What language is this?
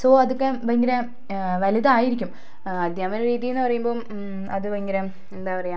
Malayalam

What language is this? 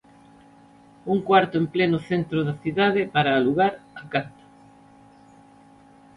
Galician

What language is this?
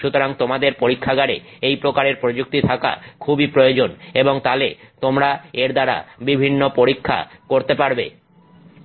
Bangla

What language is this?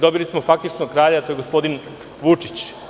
Serbian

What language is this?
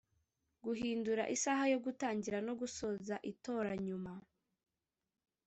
Kinyarwanda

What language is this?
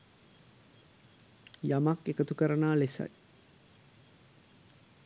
Sinhala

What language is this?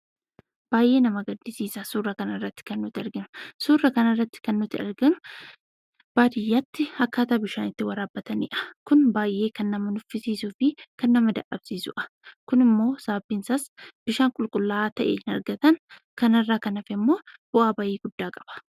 Oromo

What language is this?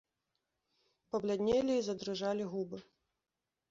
Belarusian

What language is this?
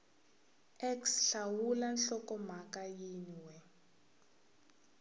Tsonga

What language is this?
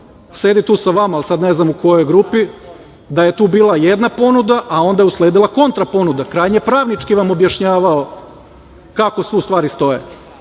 Serbian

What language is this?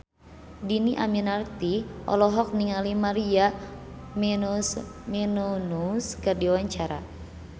Sundanese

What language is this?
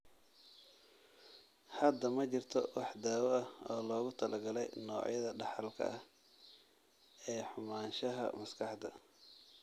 Somali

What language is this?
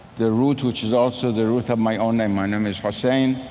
English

